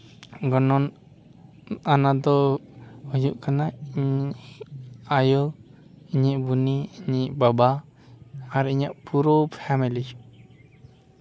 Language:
Santali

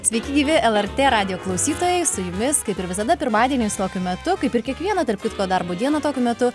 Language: Lithuanian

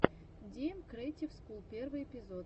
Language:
Russian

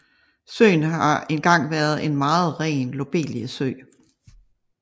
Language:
Danish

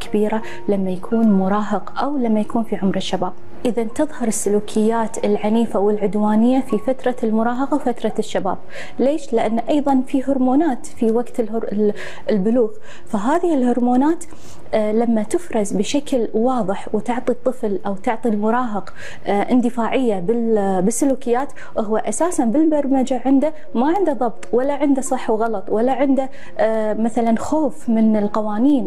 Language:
Arabic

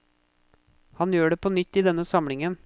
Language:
Norwegian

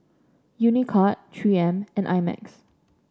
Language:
English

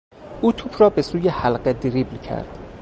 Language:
Persian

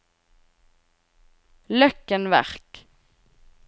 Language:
Norwegian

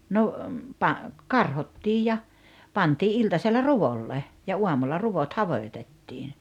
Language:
Finnish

